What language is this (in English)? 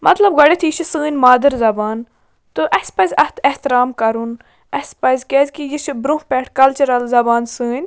Kashmiri